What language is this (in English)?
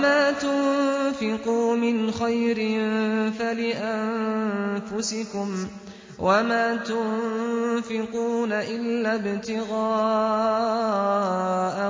Arabic